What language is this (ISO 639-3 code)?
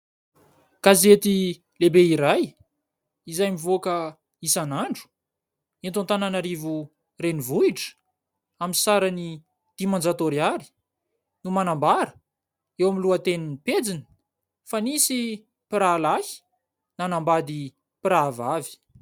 mlg